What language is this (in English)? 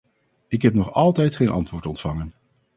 Dutch